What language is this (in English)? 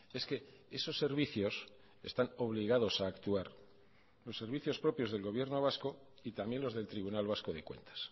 Spanish